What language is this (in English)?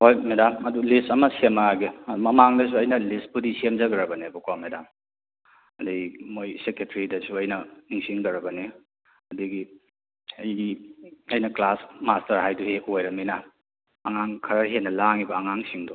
Manipuri